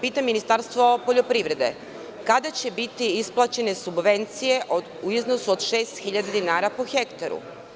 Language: Serbian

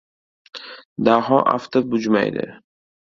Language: Uzbek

